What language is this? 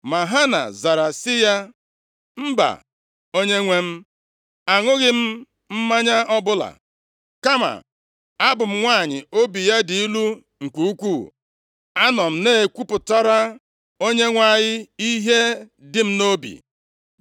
Igbo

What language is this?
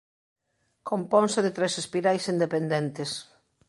Galician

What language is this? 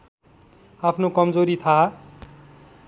Nepali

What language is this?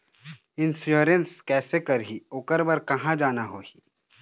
Chhattisgarhi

